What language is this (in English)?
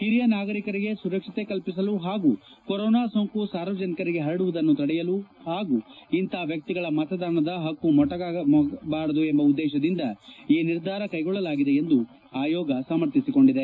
Kannada